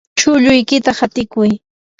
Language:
Yanahuanca Pasco Quechua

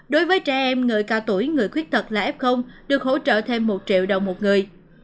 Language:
Vietnamese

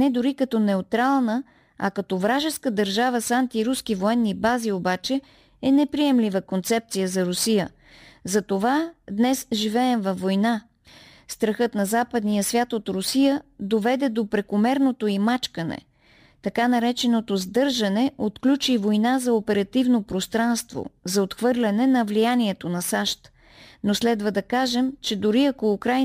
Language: Bulgarian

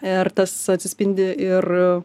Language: Lithuanian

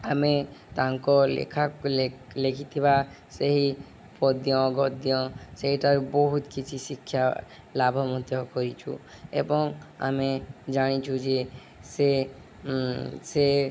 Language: Odia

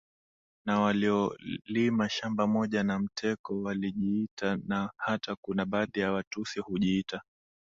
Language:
Swahili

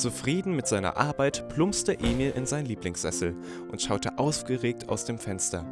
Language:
German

